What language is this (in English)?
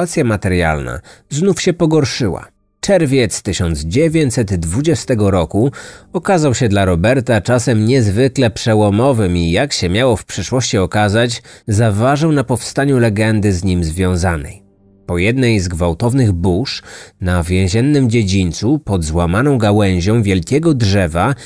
Polish